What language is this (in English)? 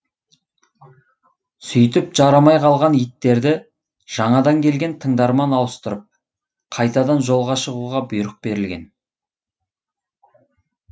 Kazakh